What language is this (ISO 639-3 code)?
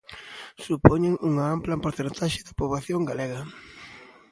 glg